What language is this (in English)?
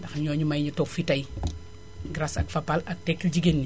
Wolof